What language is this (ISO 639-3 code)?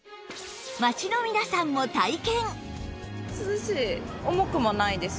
jpn